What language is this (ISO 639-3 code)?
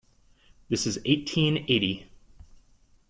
eng